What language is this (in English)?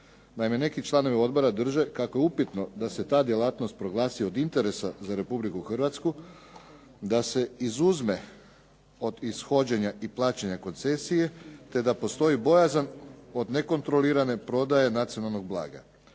Croatian